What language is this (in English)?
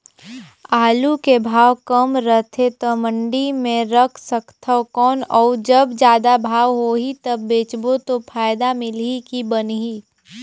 Chhattisgarhi